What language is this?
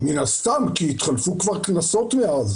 Hebrew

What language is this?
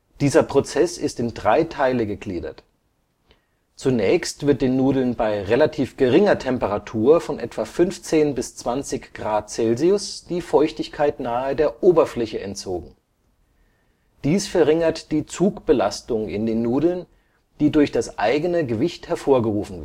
German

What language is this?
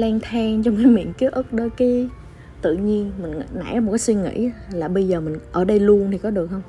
Vietnamese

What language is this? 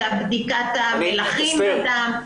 Hebrew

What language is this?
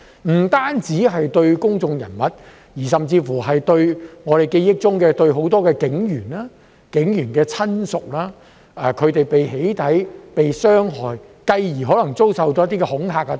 Cantonese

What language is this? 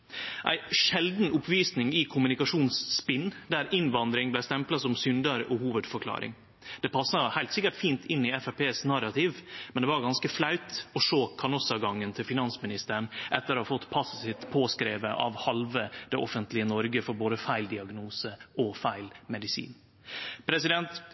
Norwegian Nynorsk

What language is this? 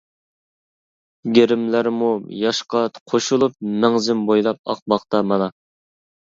Uyghur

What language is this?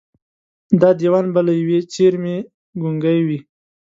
Pashto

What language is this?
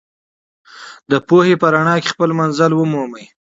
Pashto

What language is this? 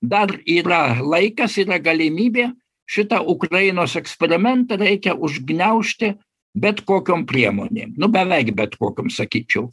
Lithuanian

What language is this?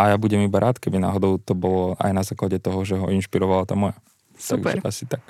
Slovak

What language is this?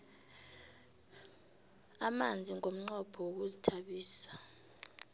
South Ndebele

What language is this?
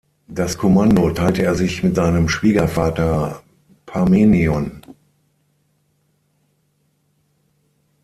German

